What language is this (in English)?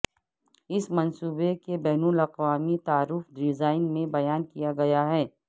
Urdu